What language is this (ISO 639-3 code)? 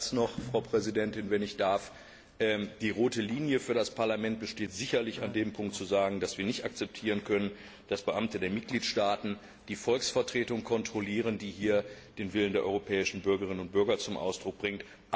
deu